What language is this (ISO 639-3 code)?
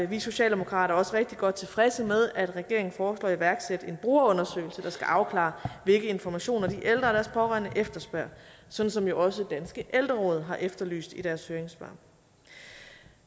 dan